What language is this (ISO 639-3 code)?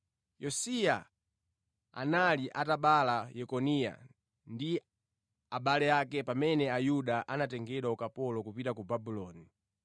nya